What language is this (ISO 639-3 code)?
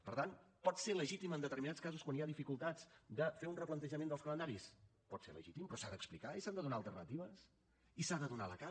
cat